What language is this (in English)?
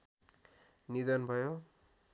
Nepali